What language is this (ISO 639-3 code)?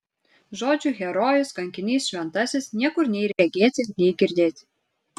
lit